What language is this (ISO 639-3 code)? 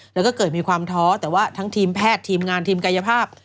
tha